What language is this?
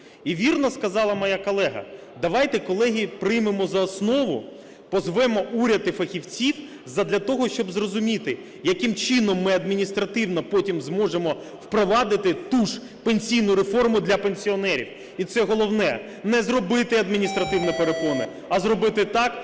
Ukrainian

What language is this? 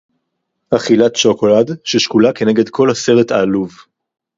Hebrew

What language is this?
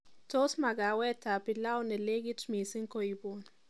Kalenjin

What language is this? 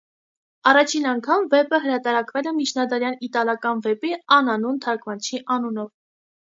Armenian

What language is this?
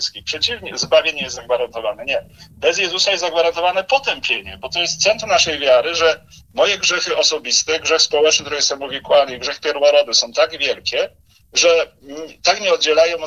Polish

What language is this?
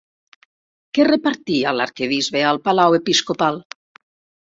Catalan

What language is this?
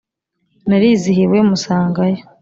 Kinyarwanda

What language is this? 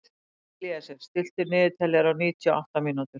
Icelandic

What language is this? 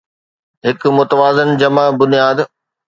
Sindhi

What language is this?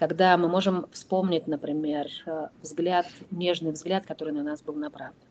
Russian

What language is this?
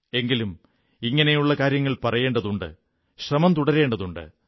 Malayalam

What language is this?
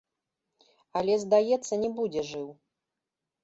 Belarusian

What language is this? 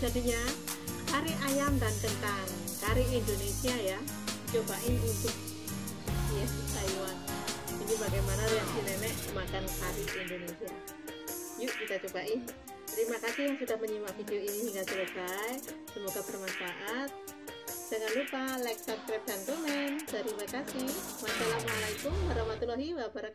Indonesian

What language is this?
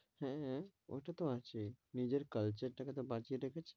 Bangla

